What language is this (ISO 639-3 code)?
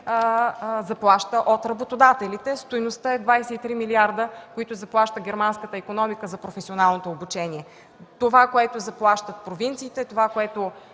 bul